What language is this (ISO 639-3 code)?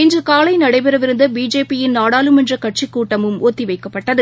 tam